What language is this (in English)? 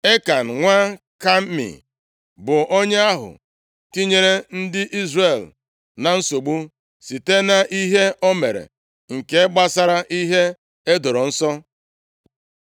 Igbo